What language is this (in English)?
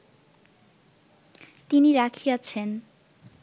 Bangla